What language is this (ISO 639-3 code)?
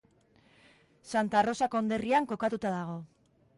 eus